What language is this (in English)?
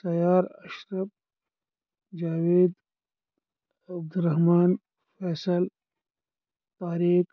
Kashmiri